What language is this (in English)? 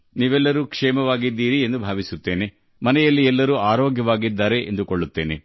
Kannada